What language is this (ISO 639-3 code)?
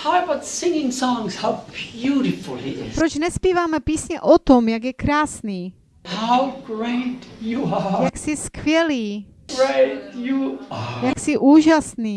ces